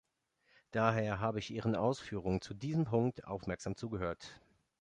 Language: German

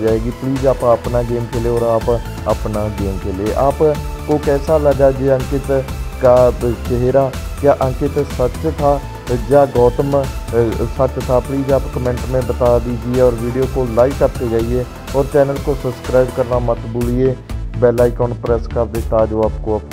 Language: Hindi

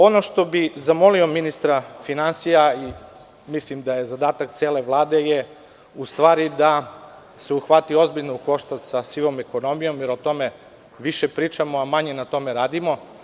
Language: Serbian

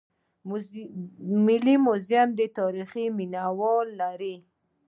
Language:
Pashto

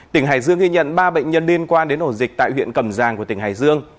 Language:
Vietnamese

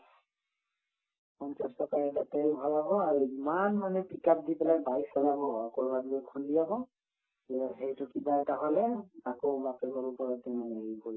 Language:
Assamese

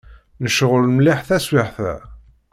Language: Kabyle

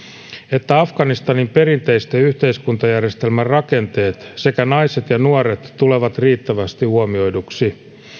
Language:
Finnish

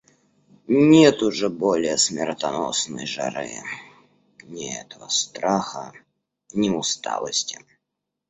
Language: Russian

